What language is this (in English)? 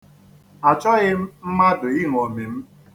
Igbo